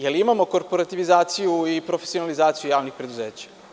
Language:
Serbian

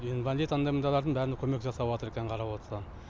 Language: Kazakh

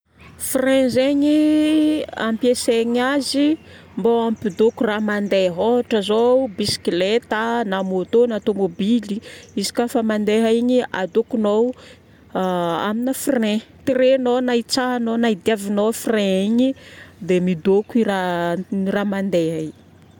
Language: Northern Betsimisaraka Malagasy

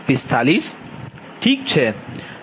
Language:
Gujarati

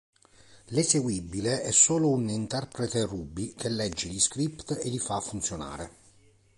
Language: Italian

